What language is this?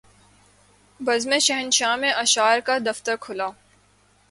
Urdu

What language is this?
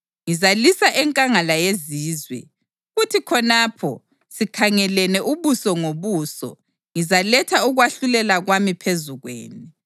North Ndebele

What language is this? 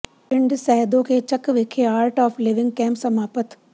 Punjabi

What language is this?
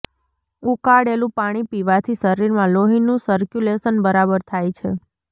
Gujarati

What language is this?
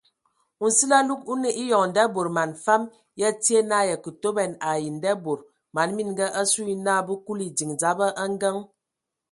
Ewondo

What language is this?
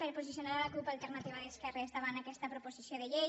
Catalan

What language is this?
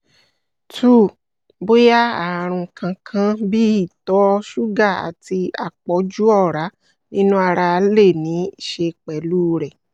Yoruba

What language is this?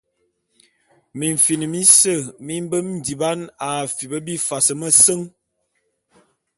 Bulu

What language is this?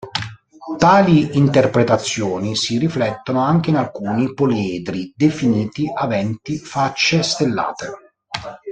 Italian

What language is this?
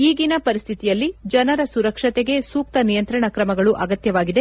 Kannada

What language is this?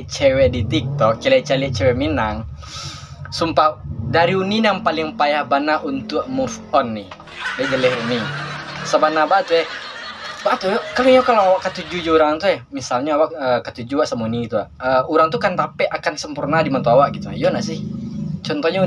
Indonesian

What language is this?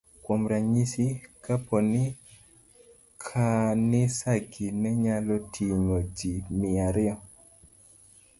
Luo (Kenya and Tanzania)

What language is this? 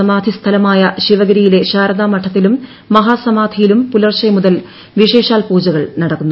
Malayalam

